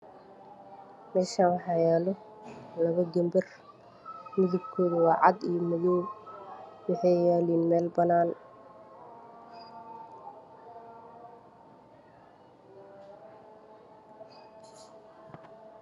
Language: Somali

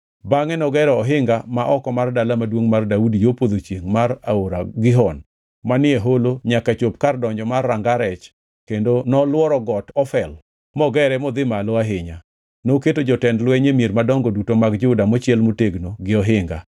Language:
Luo (Kenya and Tanzania)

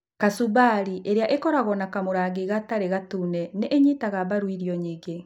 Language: Kikuyu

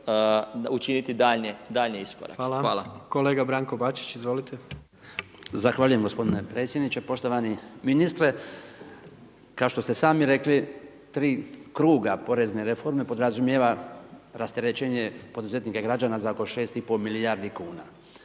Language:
Croatian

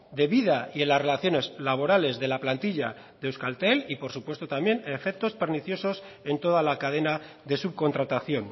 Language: Spanish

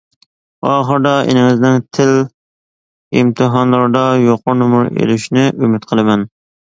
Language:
Uyghur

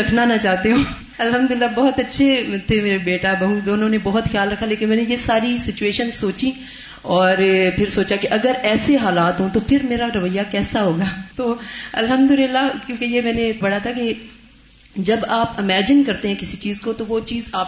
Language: Urdu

